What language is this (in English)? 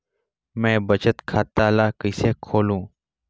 Chhattisgarhi